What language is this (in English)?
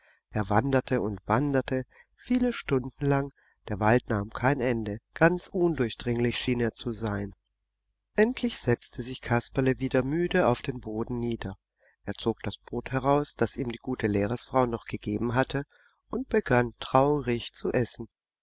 German